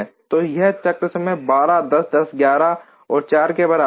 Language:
Hindi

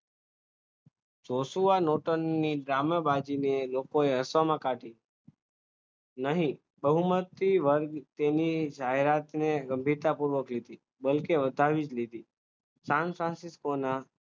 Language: Gujarati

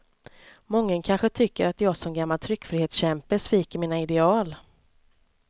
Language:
Swedish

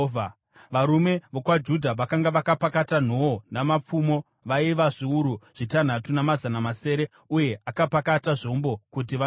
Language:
Shona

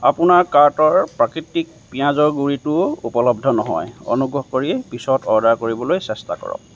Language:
Assamese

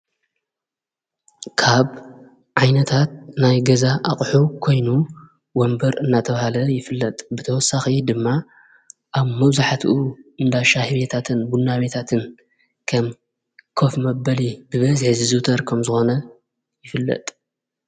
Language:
Tigrinya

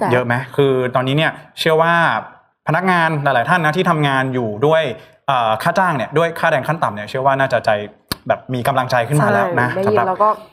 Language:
Thai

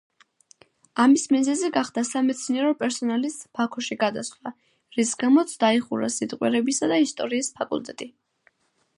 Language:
Georgian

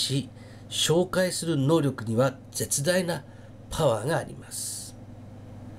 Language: Japanese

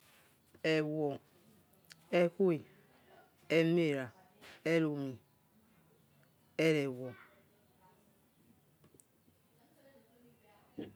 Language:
Yekhee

